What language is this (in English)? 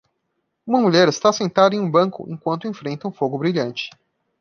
Portuguese